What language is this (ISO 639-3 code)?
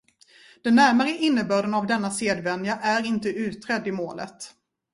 swe